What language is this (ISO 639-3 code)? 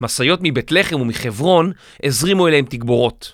heb